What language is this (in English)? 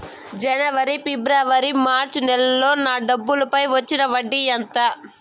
Telugu